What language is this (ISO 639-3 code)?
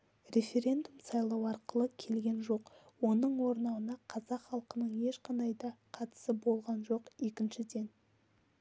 kaz